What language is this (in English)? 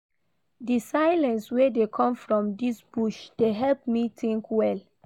Nigerian Pidgin